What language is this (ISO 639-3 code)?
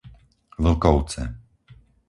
slk